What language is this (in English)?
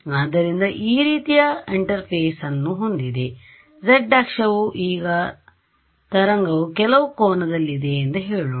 Kannada